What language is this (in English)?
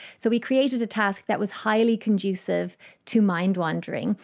English